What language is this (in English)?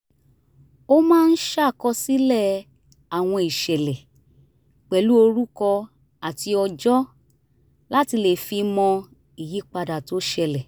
Yoruba